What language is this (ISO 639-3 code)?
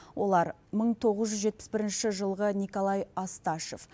kaz